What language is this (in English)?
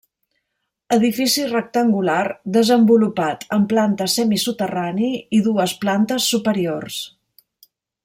Catalan